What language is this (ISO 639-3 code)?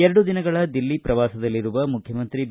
kan